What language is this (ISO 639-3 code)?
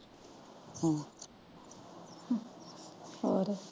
pan